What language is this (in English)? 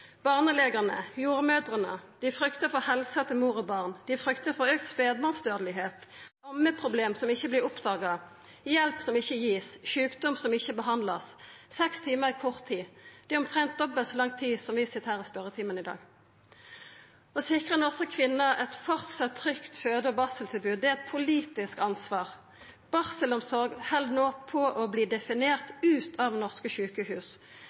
Norwegian Nynorsk